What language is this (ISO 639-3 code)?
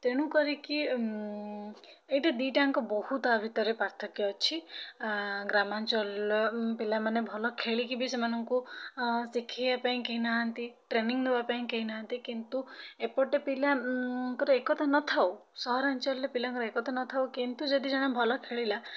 ori